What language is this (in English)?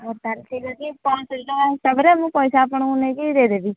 Odia